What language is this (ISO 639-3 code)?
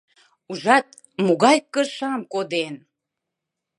chm